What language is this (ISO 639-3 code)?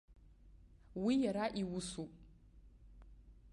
abk